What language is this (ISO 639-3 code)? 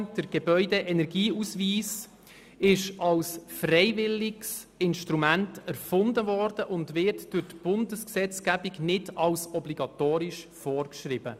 gsw